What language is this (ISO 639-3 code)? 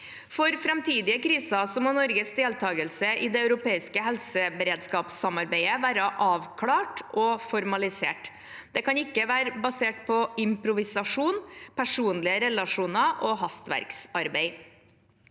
nor